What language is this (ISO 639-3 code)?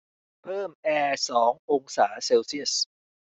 tha